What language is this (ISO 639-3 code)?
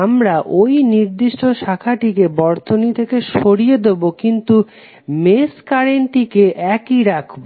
ben